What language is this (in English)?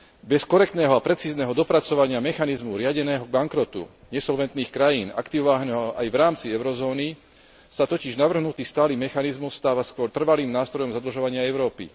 Slovak